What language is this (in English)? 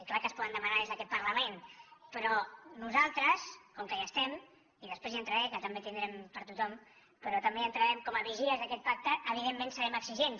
Catalan